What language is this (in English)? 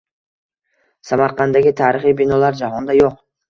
Uzbek